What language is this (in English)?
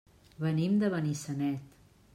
Catalan